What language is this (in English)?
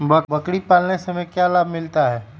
Magahi